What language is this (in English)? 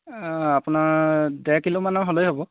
Assamese